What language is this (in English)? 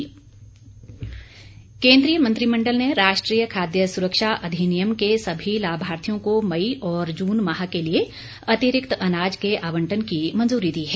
Hindi